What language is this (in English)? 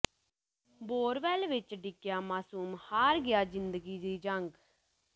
Punjabi